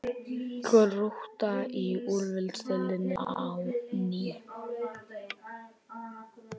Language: Icelandic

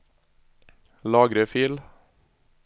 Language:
Norwegian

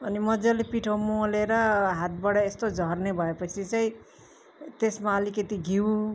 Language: Nepali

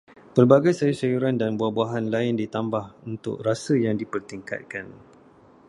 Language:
Malay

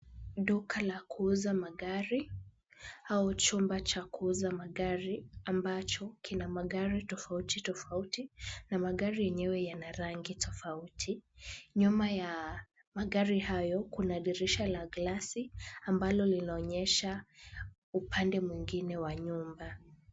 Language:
Swahili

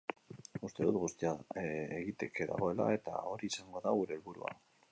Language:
Basque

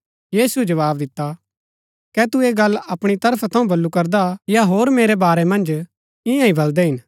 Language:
Gaddi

